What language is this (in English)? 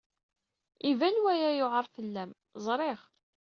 Kabyle